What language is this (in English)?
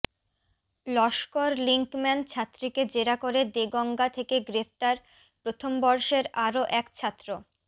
Bangla